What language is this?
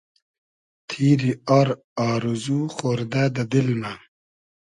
Hazaragi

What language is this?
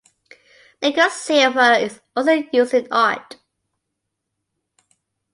English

